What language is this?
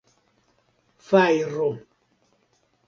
Esperanto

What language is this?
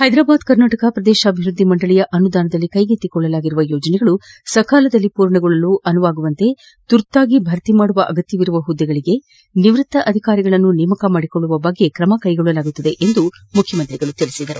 Kannada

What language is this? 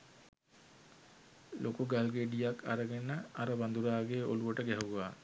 Sinhala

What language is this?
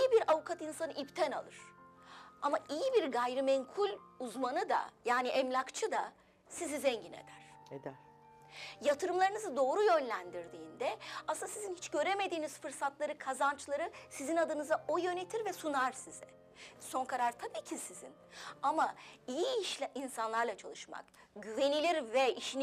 Turkish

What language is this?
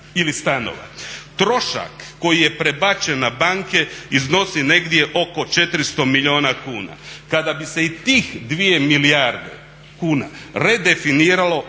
Croatian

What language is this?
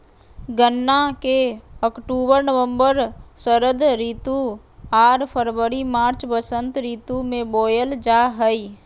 Magahi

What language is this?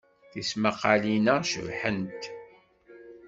Kabyle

